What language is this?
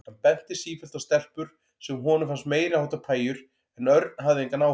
Icelandic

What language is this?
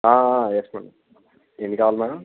Telugu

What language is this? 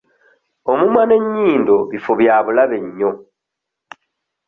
Ganda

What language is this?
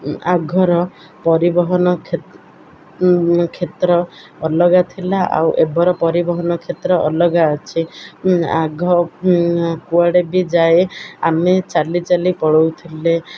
Odia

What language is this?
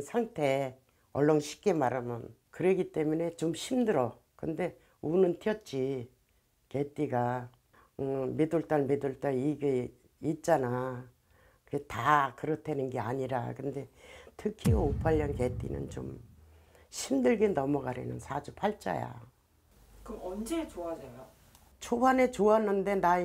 Korean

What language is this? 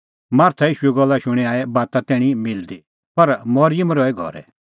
Kullu Pahari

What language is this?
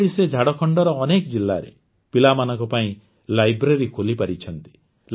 Odia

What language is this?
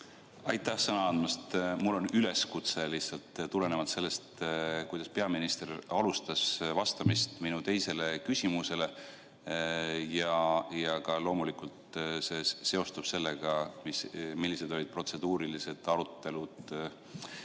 Estonian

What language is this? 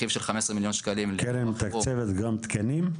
Hebrew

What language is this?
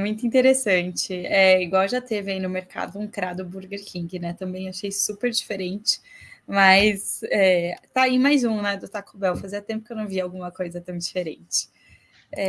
Portuguese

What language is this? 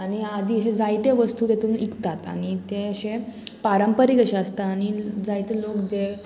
Konkani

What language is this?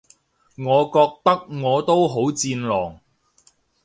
Cantonese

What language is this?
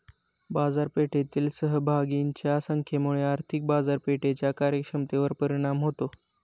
Marathi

